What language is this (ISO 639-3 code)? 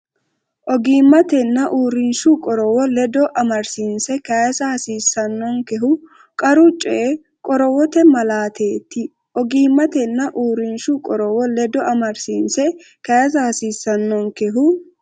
sid